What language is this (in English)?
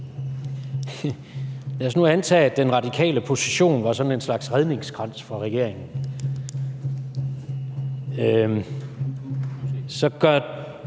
Danish